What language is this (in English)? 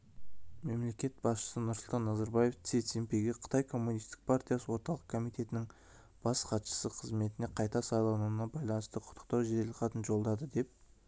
Kazakh